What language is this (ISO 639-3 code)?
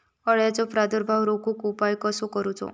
mar